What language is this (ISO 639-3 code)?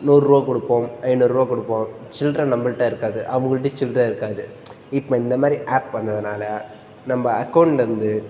tam